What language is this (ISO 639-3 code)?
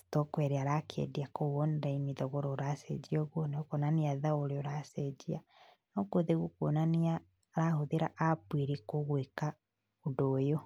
kik